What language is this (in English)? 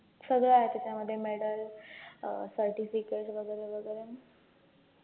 Marathi